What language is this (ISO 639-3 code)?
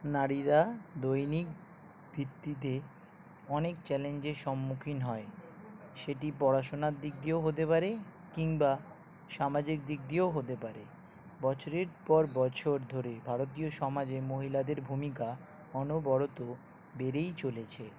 ben